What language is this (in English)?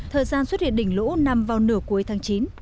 Vietnamese